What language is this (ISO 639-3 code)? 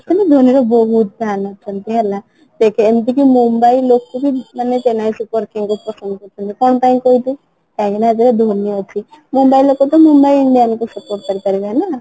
ori